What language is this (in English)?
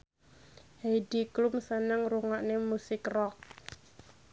Javanese